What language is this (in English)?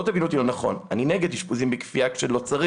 Hebrew